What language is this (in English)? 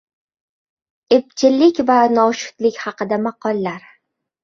Uzbek